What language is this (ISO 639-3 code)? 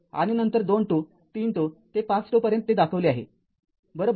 mar